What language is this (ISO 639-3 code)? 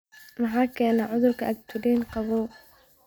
som